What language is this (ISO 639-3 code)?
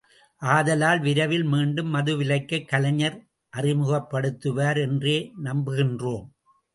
tam